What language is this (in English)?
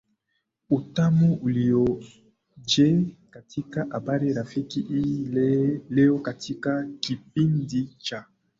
Swahili